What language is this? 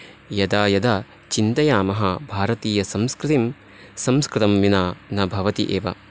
Sanskrit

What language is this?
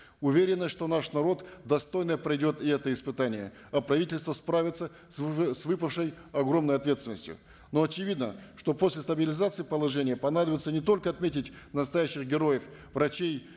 Kazakh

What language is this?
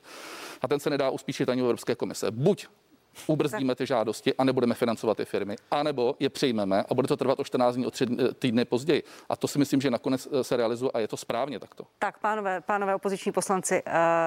Czech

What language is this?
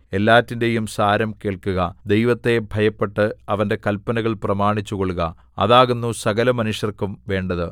Malayalam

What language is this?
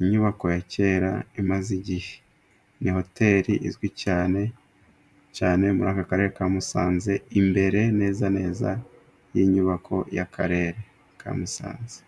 Kinyarwanda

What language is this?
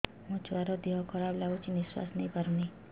Odia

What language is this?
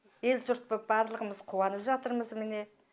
Kazakh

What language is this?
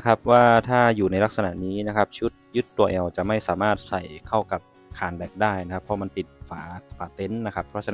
Thai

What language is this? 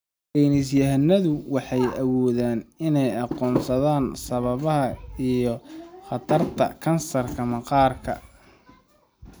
Somali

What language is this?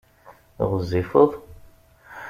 Kabyle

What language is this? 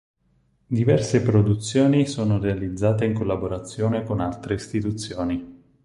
Italian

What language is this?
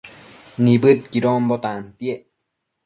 Matsés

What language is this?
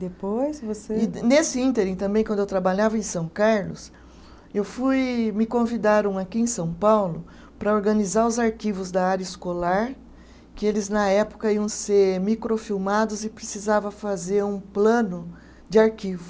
Portuguese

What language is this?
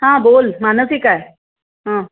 Marathi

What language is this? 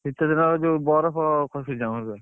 Odia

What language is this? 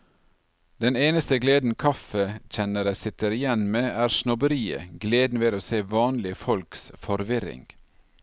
Norwegian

